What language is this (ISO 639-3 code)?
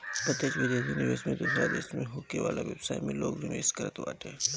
bho